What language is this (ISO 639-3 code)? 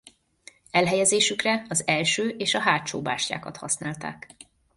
hun